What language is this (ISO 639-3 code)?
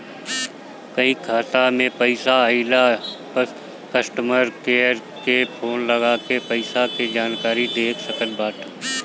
bho